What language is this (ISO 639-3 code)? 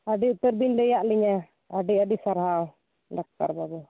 sat